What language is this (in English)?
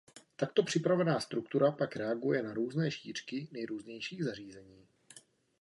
Czech